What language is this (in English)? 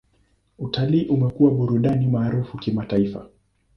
Swahili